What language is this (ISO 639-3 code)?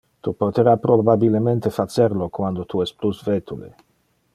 ina